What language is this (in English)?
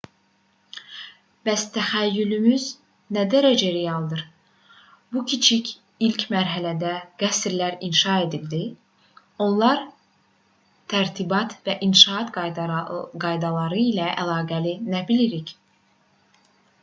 Azerbaijani